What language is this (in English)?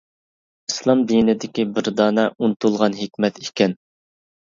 Uyghur